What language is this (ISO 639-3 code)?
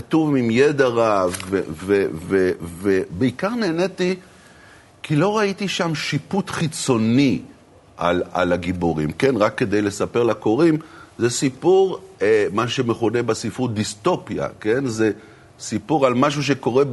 heb